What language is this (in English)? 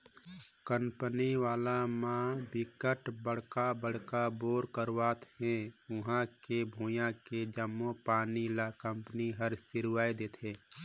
Chhattisgarhi